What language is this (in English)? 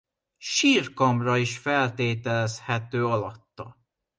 Hungarian